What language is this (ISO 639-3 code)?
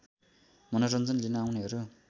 nep